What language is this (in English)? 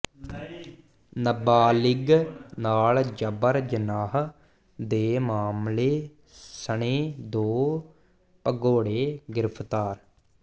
Punjabi